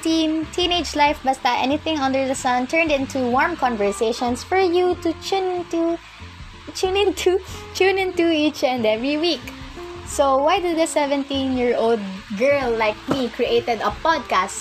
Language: Filipino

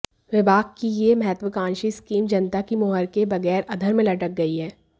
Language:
Hindi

